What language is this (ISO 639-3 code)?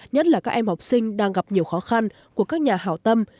vie